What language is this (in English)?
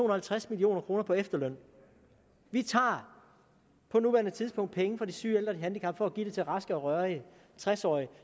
Danish